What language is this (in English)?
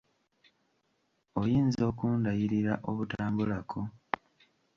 Ganda